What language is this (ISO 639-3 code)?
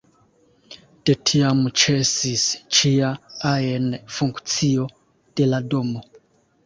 epo